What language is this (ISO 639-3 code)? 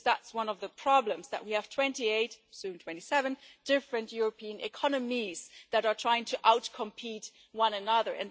eng